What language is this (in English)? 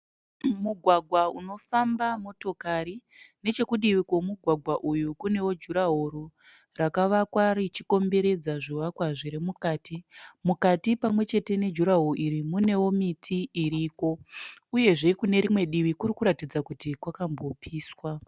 Shona